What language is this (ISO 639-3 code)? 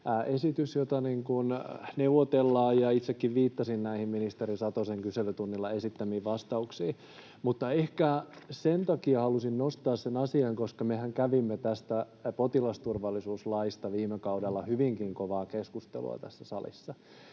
fin